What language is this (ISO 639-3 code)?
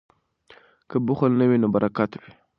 pus